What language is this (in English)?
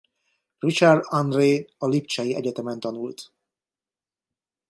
Hungarian